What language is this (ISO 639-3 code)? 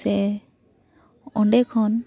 sat